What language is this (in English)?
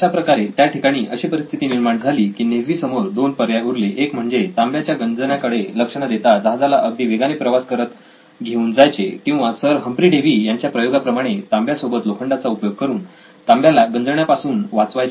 Marathi